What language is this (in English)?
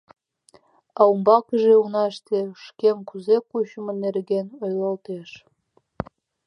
Mari